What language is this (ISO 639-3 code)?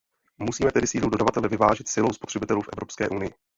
ces